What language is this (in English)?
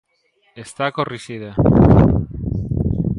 Galician